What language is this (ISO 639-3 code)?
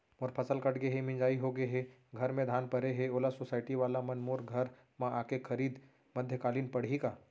hne